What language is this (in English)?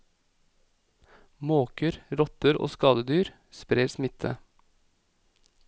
Norwegian